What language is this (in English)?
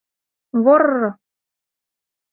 Mari